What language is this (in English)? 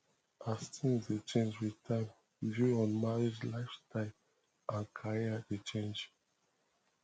Nigerian Pidgin